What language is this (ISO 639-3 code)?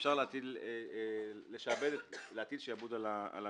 heb